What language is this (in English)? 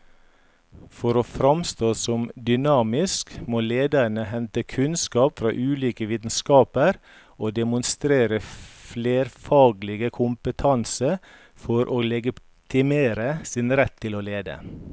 Norwegian